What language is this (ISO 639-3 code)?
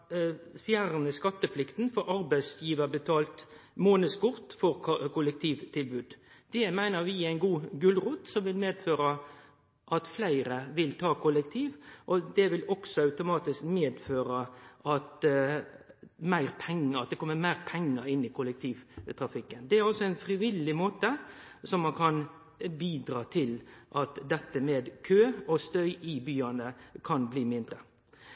nno